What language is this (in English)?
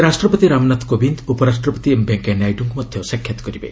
Odia